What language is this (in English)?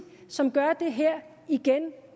Danish